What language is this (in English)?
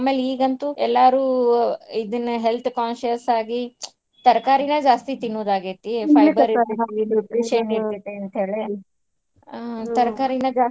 Kannada